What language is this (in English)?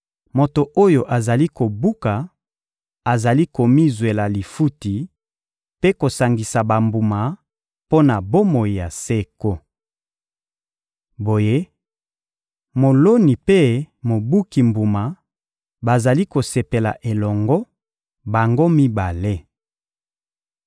Lingala